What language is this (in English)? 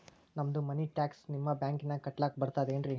Kannada